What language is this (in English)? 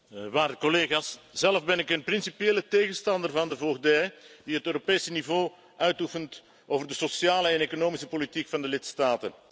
Dutch